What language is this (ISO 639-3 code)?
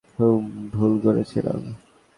ben